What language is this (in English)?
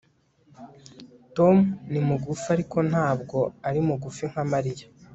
Kinyarwanda